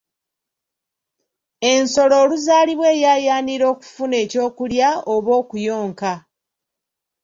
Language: Ganda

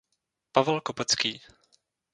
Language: Czech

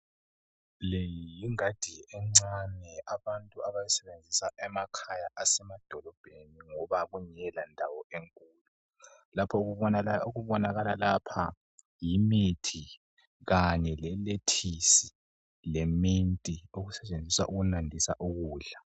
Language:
North Ndebele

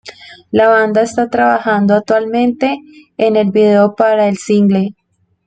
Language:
Spanish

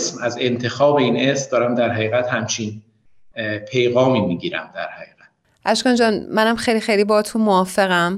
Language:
Persian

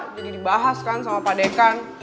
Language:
Indonesian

